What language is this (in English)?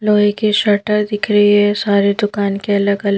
Hindi